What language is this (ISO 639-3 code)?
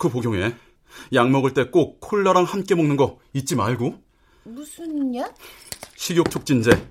kor